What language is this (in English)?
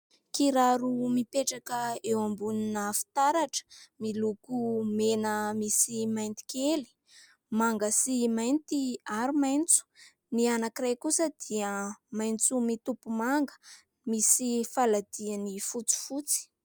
Malagasy